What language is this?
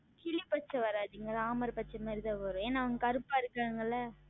Tamil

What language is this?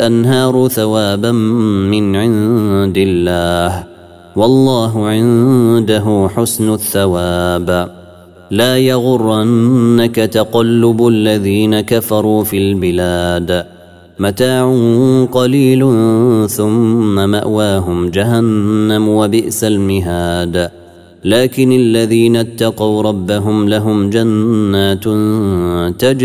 Arabic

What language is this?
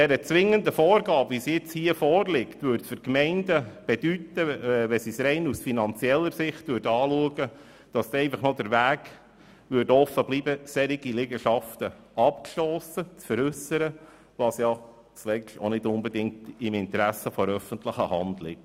Swiss German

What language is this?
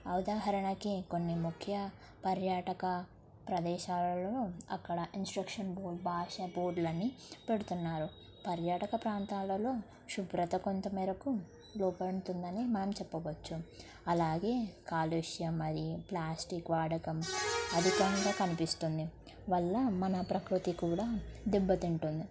Telugu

